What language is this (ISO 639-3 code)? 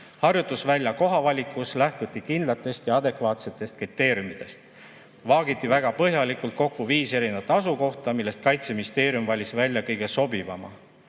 est